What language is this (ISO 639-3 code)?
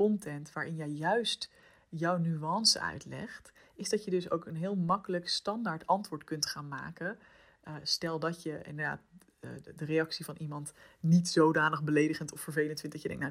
nld